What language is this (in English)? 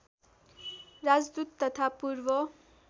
Nepali